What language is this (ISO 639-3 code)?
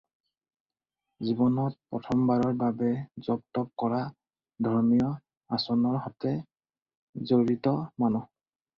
asm